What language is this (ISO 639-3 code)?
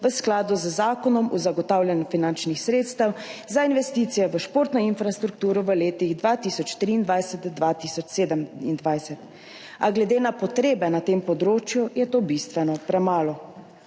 slv